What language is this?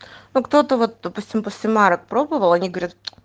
Russian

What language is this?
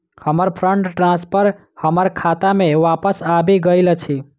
Maithili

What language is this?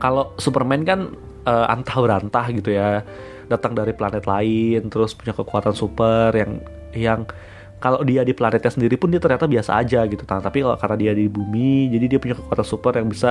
Indonesian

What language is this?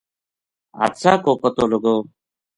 Gujari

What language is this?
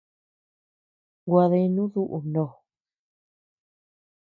Tepeuxila Cuicatec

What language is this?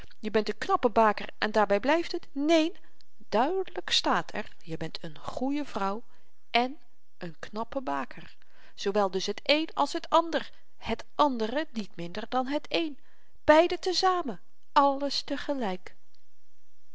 Dutch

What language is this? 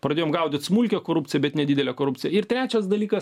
Lithuanian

